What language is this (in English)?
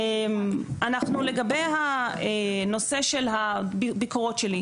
Hebrew